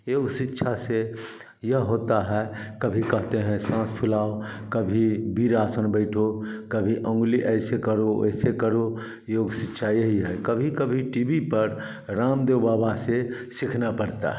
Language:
Hindi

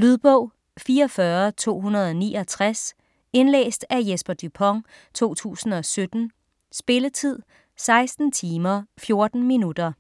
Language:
Danish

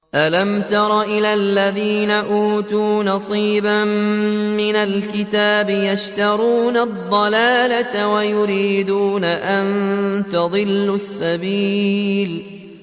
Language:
Arabic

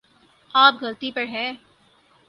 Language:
Urdu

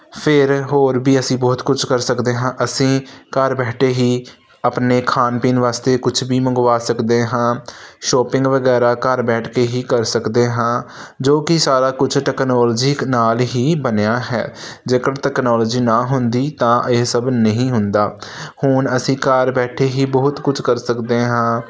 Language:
Punjabi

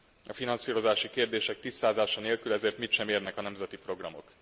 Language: Hungarian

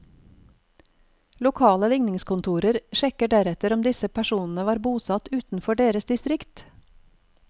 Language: Norwegian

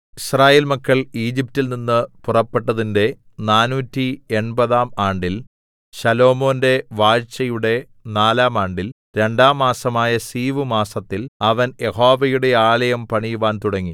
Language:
Malayalam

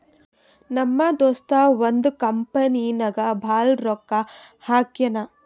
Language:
Kannada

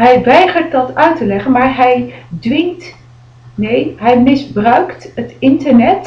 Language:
Dutch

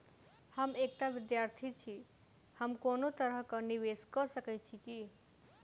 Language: Maithili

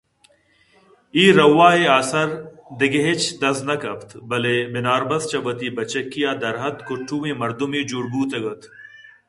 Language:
Eastern Balochi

